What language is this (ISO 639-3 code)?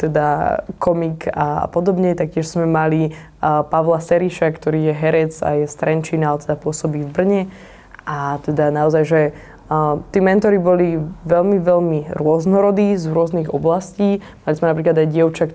slk